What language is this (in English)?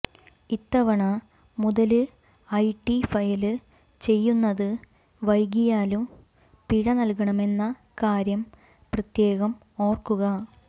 Malayalam